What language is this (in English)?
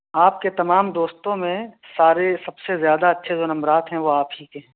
Urdu